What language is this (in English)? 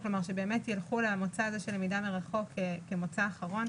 Hebrew